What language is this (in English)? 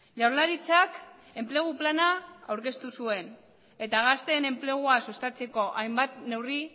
Basque